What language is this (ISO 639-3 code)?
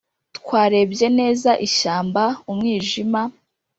kin